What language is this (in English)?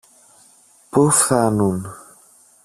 Greek